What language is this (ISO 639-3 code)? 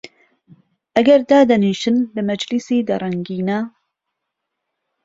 ckb